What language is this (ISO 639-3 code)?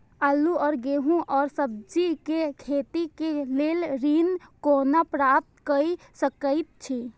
mai